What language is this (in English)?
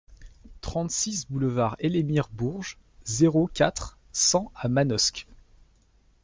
French